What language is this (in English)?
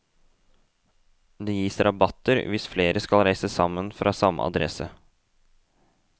Norwegian